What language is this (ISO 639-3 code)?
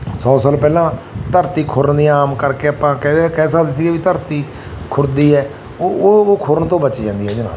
pan